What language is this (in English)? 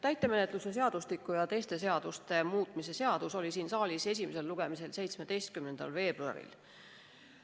Estonian